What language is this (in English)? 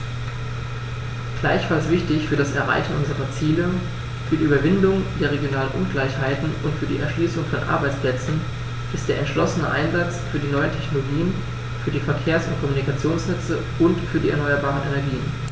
German